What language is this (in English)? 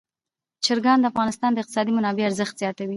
Pashto